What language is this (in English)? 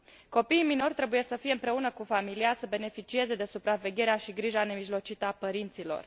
Romanian